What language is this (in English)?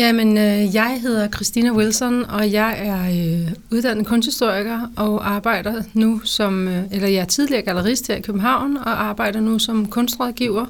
Danish